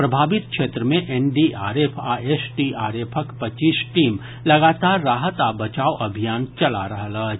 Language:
Maithili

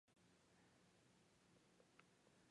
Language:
Japanese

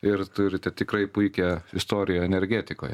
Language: Lithuanian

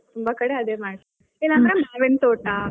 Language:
Kannada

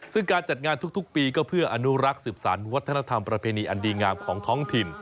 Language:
Thai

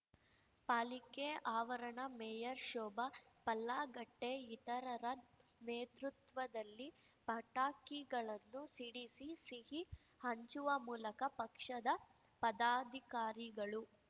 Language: Kannada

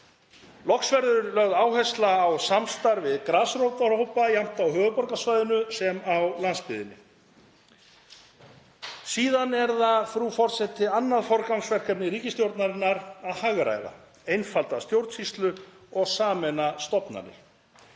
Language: Icelandic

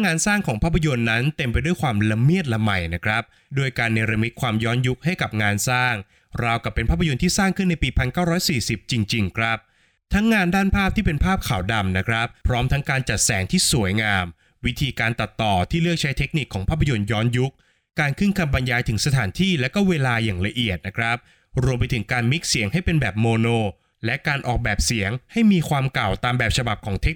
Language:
Thai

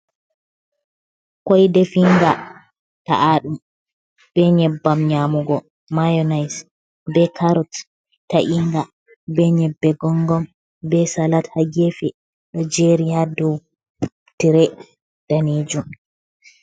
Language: Fula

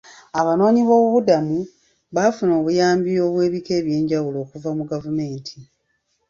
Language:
Ganda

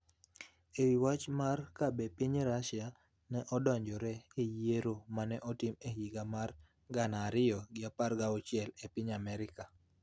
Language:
Luo (Kenya and Tanzania)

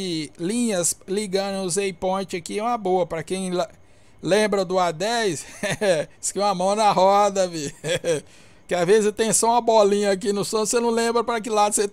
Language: Portuguese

